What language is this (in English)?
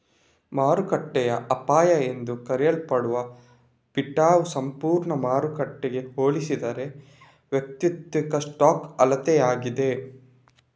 Kannada